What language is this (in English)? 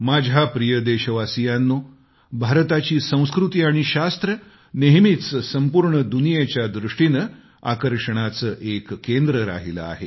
Marathi